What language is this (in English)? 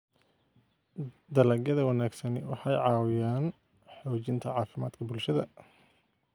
Somali